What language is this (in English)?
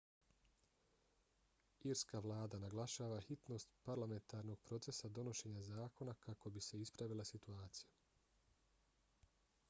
Bosnian